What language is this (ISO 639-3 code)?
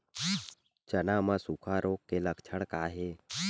hne